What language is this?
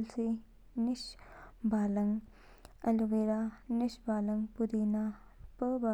Kinnauri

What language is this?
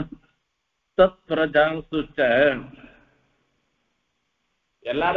Tamil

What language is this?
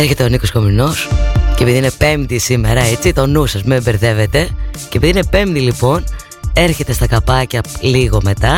Greek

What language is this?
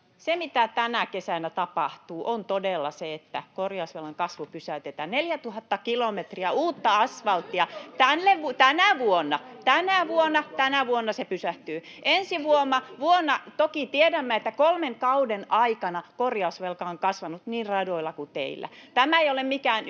Finnish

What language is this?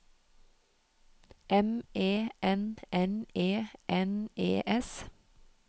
Norwegian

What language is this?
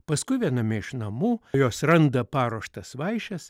Lithuanian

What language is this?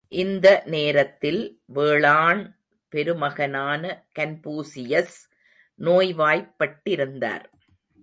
Tamil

